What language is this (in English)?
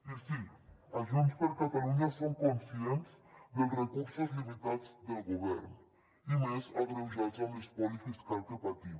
Catalan